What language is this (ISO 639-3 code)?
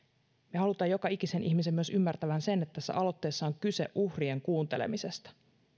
fin